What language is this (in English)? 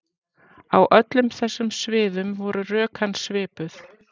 Icelandic